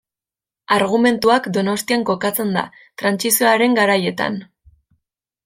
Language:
Basque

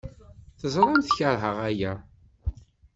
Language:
Kabyle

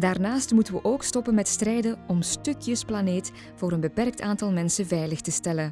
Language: Dutch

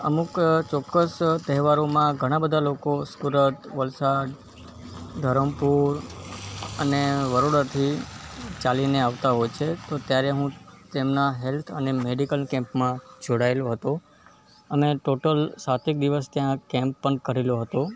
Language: Gujarati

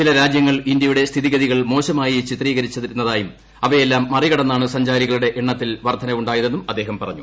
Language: Malayalam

